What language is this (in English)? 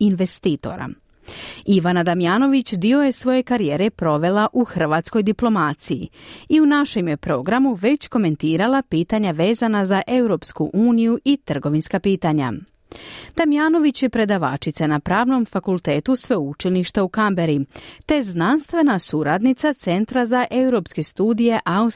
Croatian